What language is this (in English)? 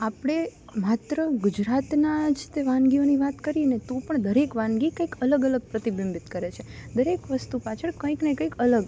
Gujarati